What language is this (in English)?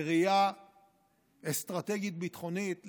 Hebrew